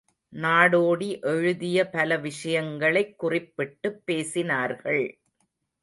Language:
Tamil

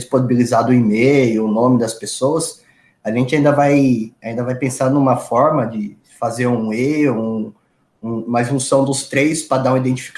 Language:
Portuguese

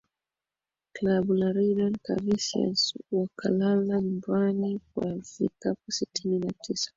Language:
Swahili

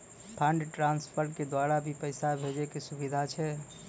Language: Maithili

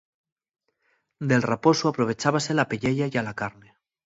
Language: Asturian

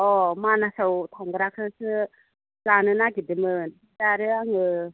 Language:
Bodo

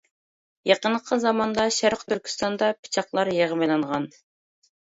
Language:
Uyghur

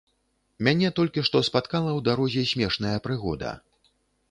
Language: Belarusian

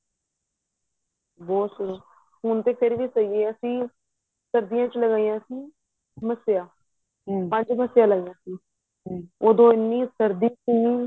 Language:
Punjabi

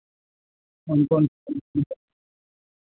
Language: Hindi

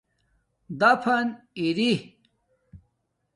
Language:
Domaaki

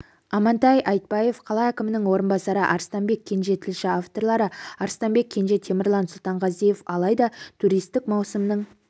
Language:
Kazakh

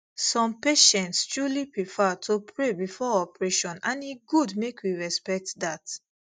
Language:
Nigerian Pidgin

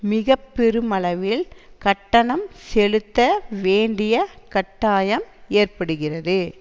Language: Tamil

